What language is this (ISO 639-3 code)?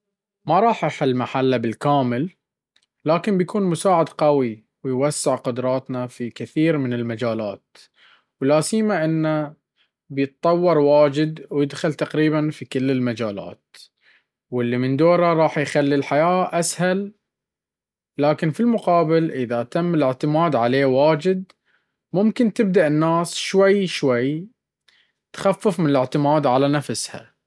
abv